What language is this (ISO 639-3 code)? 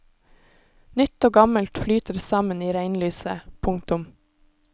nor